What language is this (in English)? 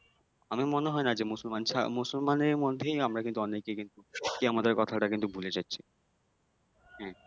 Bangla